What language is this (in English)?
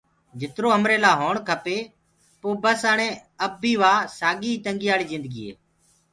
Gurgula